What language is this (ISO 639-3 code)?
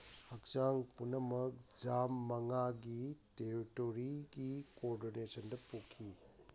mni